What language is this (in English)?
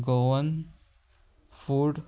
Konkani